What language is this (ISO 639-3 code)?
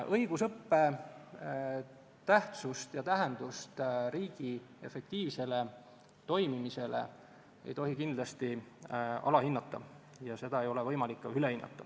est